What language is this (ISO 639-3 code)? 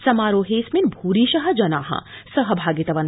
san